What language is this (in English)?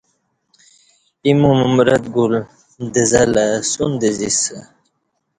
Kati